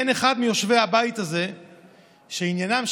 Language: Hebrew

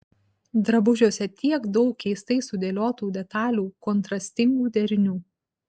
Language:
Lithuanian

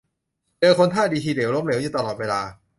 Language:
Thai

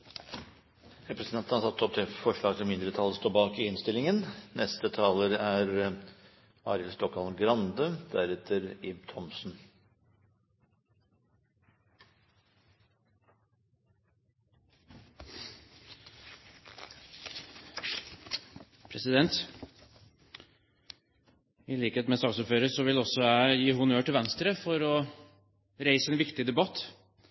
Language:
Norwegian Bokmål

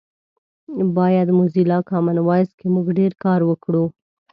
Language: Pashto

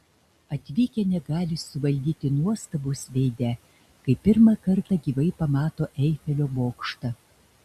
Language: Lithuanian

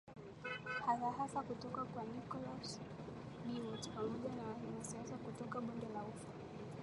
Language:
Swahili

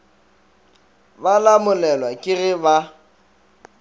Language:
Northern Sotho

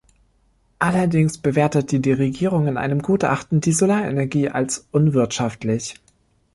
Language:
German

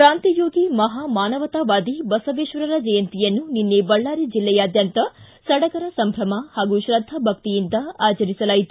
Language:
Kannada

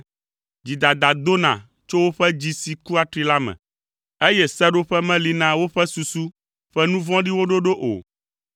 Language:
Ewe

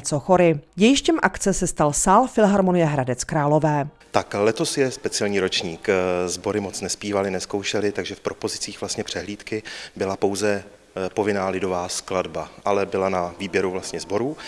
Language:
Czech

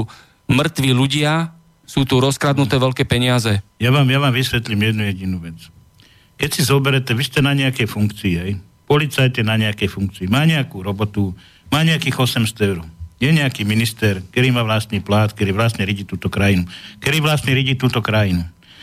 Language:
Slovak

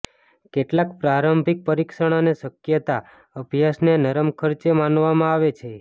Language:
Gujarati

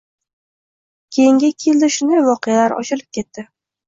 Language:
Uzbek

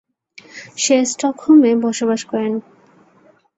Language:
Bangla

